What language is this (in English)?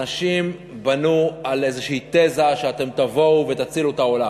Hebrew